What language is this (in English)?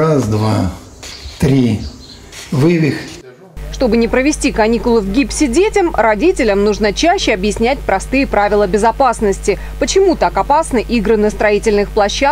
Russian